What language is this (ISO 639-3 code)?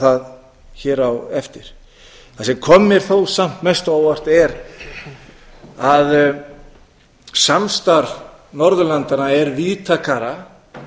isl